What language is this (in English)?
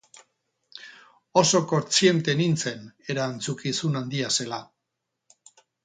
Basque